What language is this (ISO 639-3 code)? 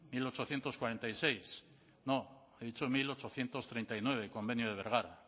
spa